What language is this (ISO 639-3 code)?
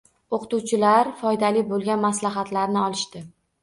uzb